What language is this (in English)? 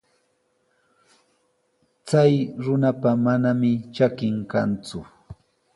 Sihuas Ancash Quechua